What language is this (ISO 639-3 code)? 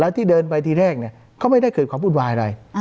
tha